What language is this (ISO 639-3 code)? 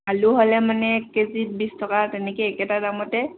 asm